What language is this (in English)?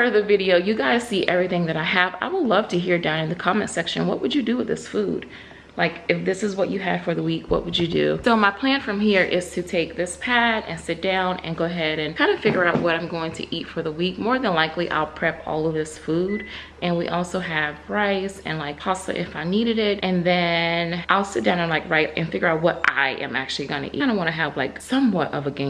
English